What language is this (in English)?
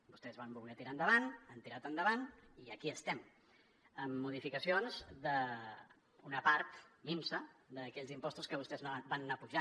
Catalan